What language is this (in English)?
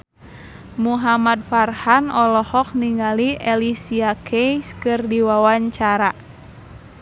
Sundanese